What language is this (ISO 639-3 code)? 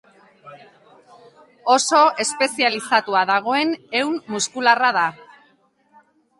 eus